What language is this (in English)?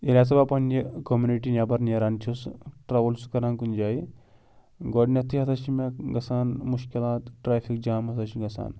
Kashmiri